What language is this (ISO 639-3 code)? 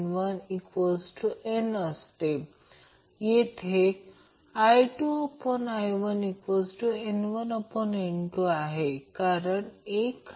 mar